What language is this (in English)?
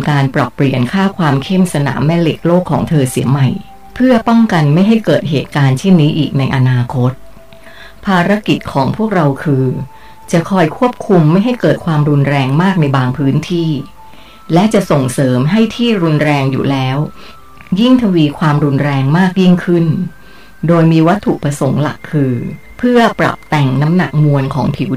Thai